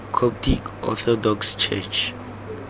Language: Tswana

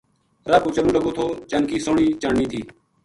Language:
Gujari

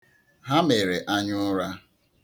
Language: Igbo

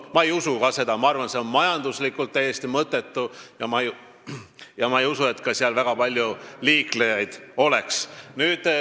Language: Estonian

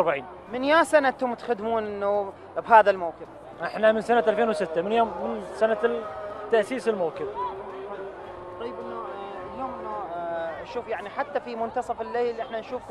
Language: Arabic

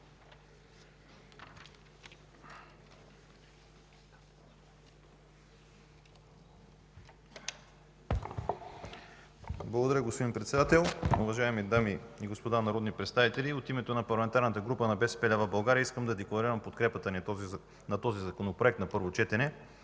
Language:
Bulgarian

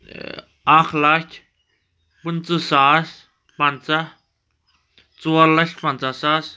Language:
Kashmiri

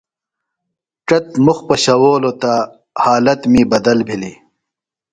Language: Phalura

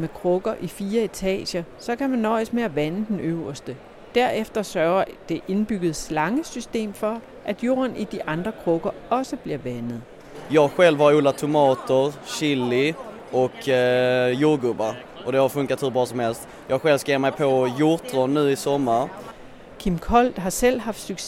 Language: Danish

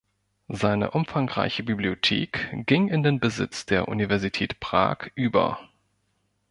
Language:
German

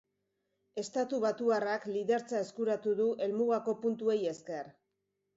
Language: Basque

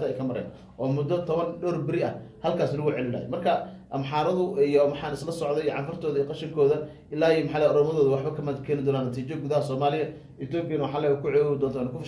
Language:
Arabic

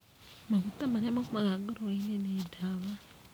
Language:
Kikuyu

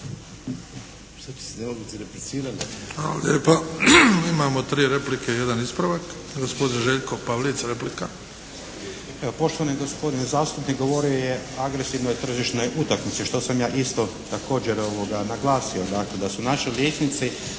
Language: Croatian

